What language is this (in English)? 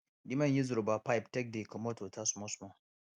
Nigerian Pidgin